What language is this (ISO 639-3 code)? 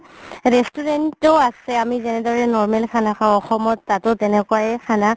asm